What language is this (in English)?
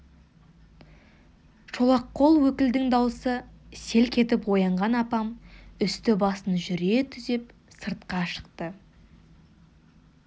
Kazakh